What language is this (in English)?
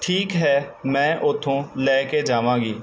Punjabi